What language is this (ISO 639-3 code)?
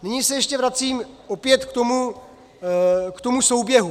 ces